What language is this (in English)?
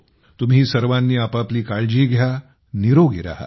Marathi